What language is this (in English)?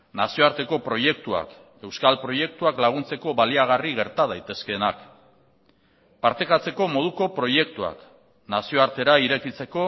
Basque